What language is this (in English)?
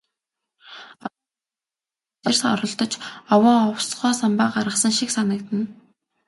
Mongolian